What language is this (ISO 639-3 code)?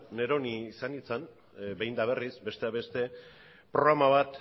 eus